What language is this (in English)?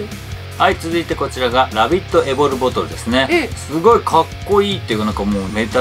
Japanese